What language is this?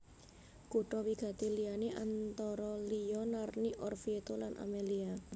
Javanese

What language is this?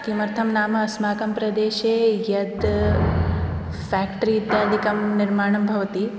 Sanskrit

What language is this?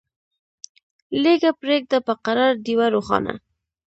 Pashto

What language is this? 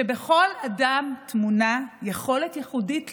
Hebrew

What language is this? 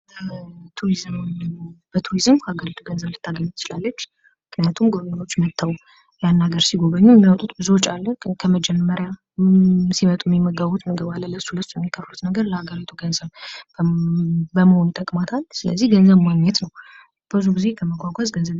Amharic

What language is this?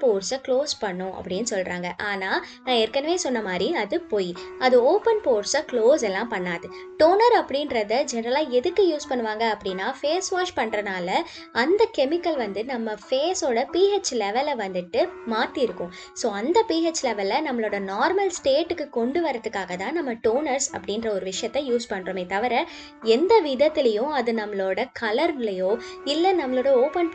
Tamil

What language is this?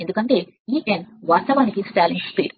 Telugu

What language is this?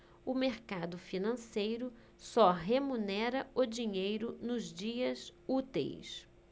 Portuguese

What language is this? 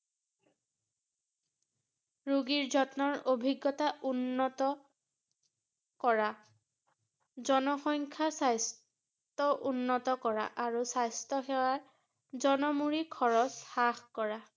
Assamese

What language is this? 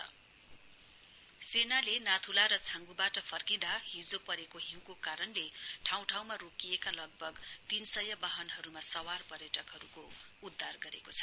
Nepali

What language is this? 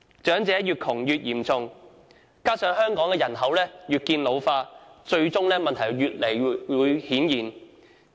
Cantonese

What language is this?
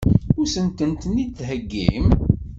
Kabyle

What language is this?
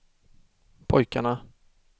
Swedish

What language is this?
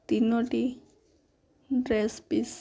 Odia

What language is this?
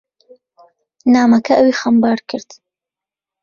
Central Kurdish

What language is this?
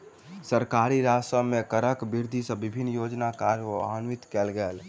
Maithili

